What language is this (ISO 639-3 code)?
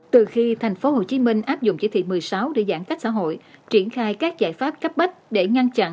vie